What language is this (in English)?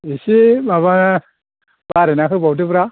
Bodo